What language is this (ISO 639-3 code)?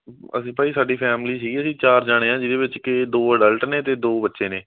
pan